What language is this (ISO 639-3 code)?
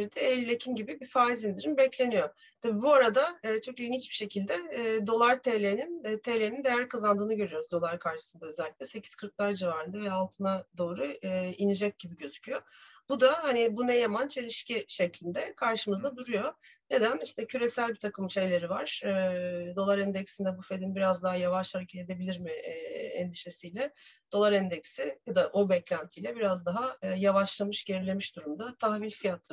tur